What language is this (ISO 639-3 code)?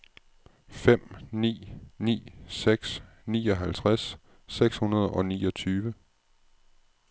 dan